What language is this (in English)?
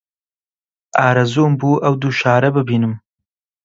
Central Kurdish